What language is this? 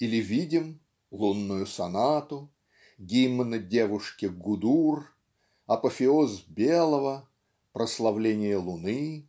Russian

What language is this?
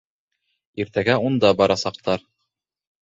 Bashkir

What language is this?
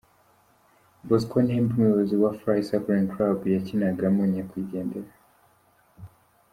Kinyarwanda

